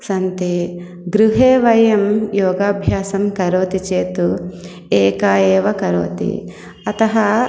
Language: Sanskrit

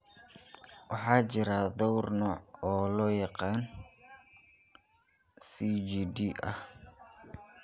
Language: Somali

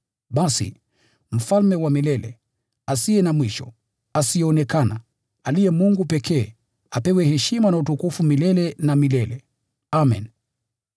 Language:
Swahili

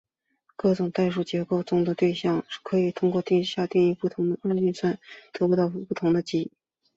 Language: Chinese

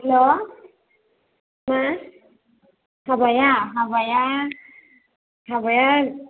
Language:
Bodo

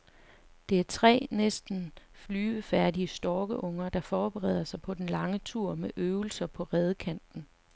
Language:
Danish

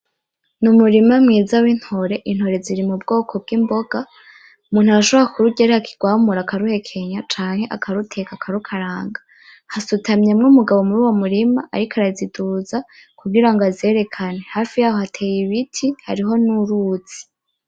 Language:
Rundi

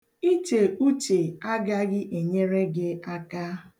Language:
Igbo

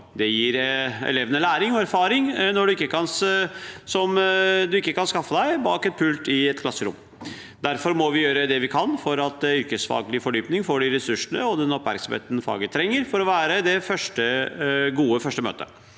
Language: Norwegian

